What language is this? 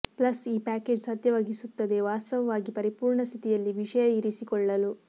Kannada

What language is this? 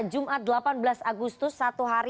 Indonesian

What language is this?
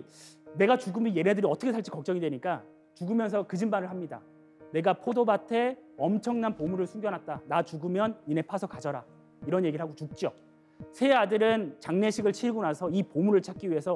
Korean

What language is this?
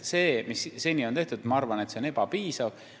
Estonian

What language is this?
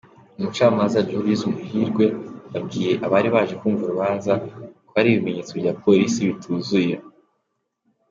Kinyarwanda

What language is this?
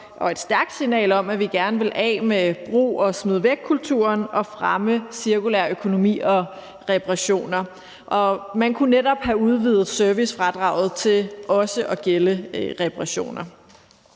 Danish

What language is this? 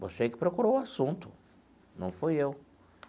Portuguese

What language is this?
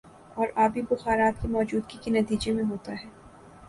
Urdu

